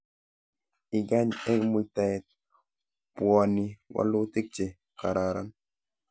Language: Kalenjin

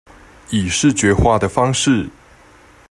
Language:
Chinese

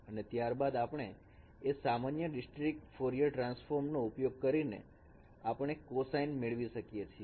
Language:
Gujarati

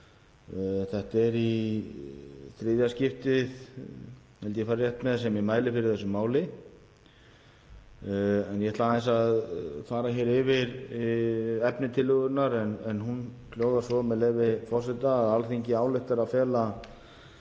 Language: Icelandic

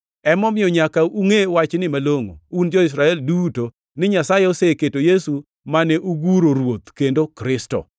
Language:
Luo (Kenya and Tanzania)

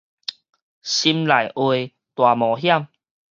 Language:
Min Nan Chinese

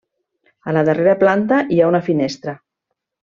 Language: Catalan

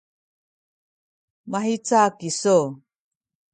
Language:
Sakizaya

